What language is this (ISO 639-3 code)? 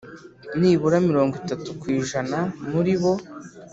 kin